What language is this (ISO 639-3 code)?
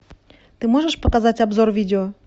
rus